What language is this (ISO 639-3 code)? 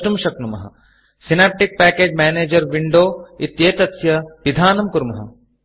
san